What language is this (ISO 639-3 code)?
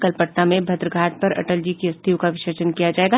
hin